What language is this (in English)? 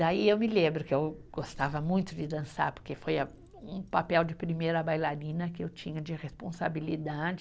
Portuguese